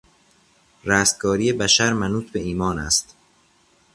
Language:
Persian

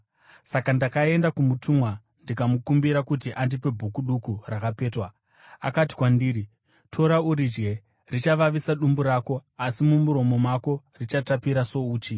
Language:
Shona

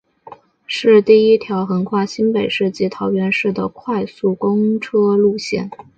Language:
Chinese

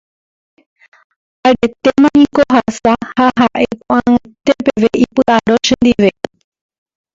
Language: Guarani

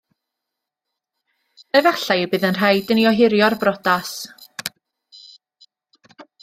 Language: Welsh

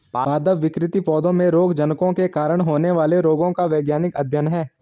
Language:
Hindi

